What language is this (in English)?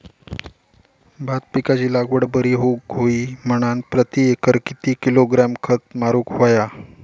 Marathi